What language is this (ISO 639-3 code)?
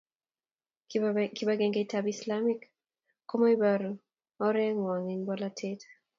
kln